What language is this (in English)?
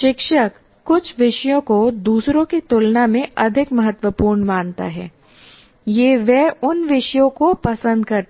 Hindi